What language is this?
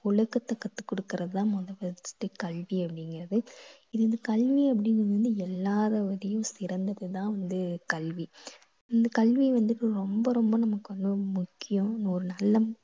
Tamil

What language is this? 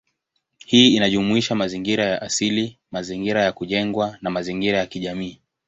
Swahili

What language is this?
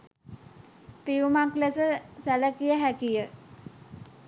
Sinhala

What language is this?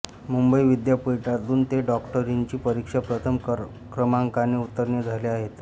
Marathi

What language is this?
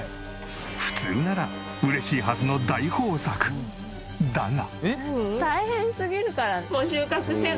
Japanese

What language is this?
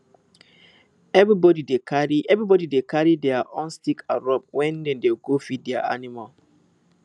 Nigerian Pidgin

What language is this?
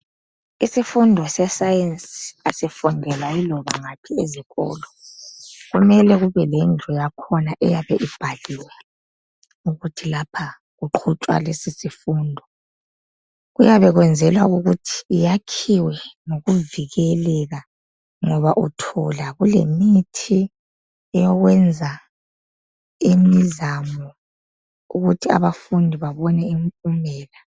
North Ndebele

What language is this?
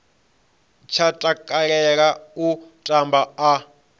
Venda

